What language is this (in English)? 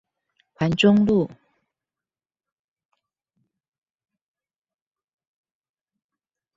Chinese